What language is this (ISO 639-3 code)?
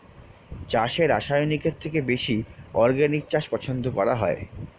ben